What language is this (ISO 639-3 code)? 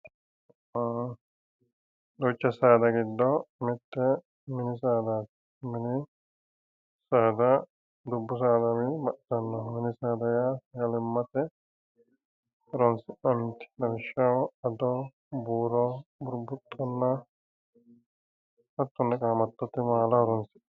sid